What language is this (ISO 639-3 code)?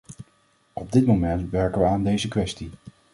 nld